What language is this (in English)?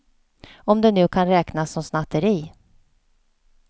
Swedish